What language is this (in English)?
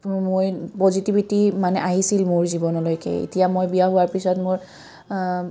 Assamese